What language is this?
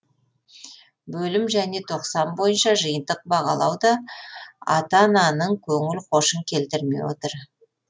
Kazakh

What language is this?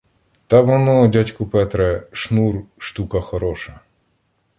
Ukrainian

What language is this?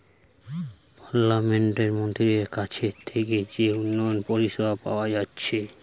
Bangla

